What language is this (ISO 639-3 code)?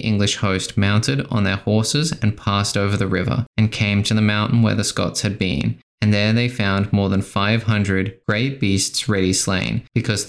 eng